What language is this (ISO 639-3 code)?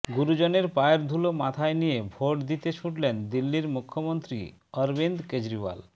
ben